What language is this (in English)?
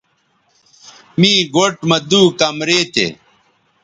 Bateri